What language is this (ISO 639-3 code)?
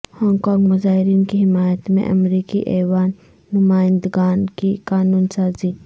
urd